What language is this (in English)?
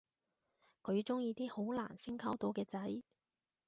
Cantonese